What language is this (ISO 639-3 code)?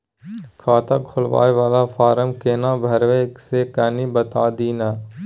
mai